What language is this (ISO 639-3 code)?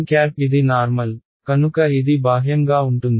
tel